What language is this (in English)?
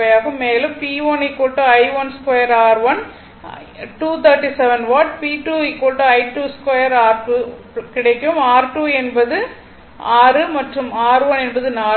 Tamil